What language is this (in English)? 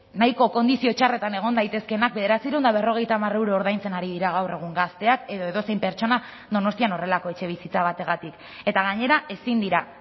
Basque